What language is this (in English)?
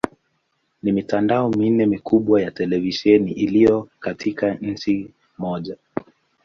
Swahili